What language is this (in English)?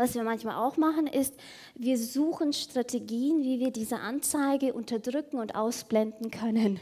German